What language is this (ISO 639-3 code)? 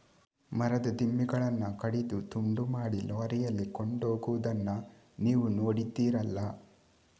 kan